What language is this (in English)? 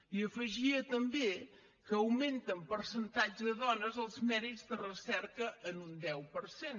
Catalan